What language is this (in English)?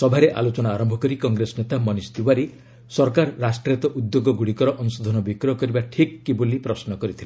Odia